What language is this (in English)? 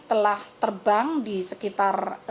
Indonesian